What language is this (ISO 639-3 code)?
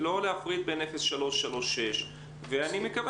heb